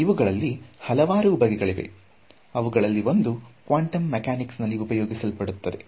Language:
Kannada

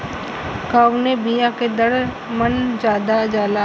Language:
Bhojpuri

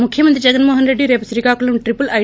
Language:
Telugu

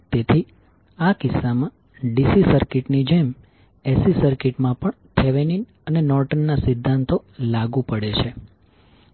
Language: Gujarati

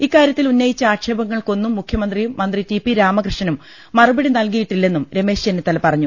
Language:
Malayalam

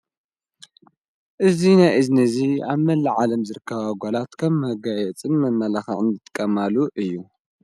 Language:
Tigrinya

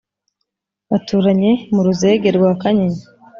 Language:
Kinyarwanda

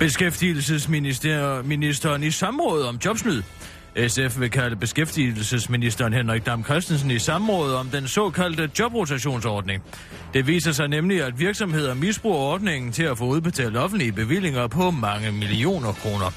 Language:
Danish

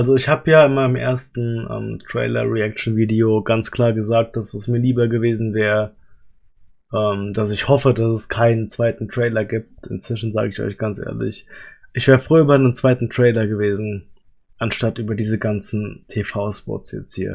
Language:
German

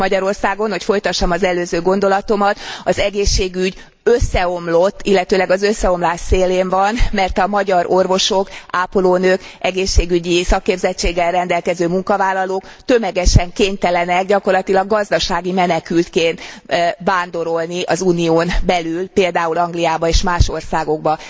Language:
Hungarian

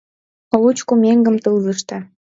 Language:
Mari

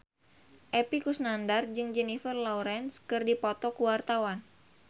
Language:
Sundanese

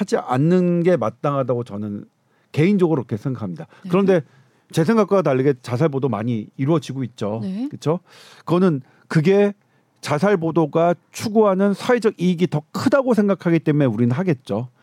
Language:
Korean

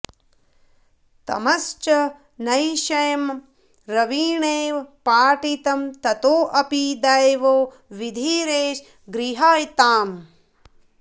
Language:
Sanskrit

